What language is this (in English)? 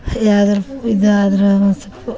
Kannada